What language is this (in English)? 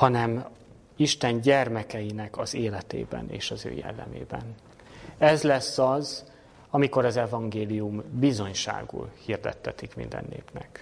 Hungarian